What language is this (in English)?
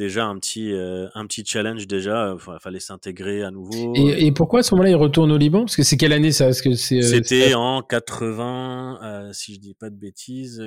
French